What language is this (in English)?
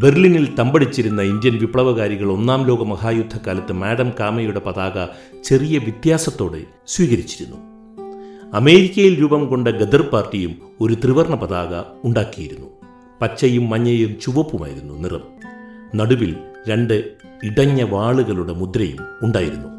Malayalam